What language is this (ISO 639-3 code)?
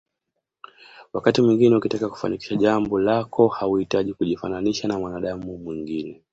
swa